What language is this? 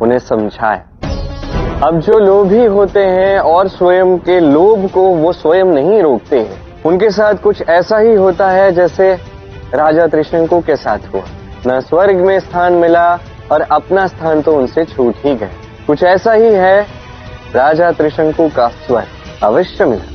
Hindi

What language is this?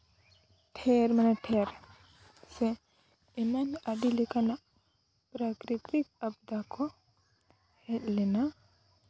Santali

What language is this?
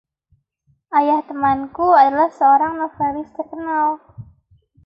Indonesian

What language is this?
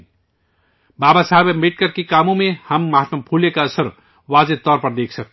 Urdu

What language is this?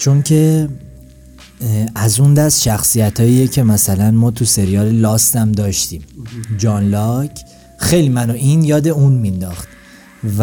Persian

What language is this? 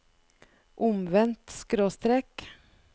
Norwegian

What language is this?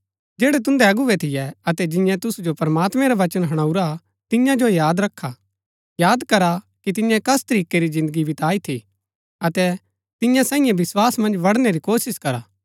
Gaddi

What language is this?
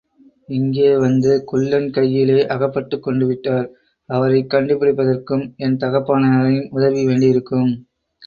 Tamil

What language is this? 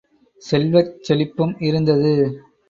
Tamil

